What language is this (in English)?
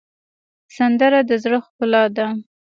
Pashto